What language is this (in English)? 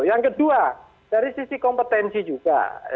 Indonesian